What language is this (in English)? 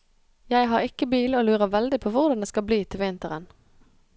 Norwegian